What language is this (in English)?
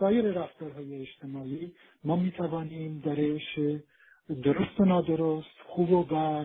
Persian